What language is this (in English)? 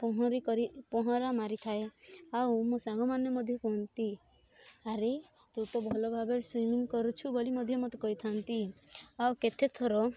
Odia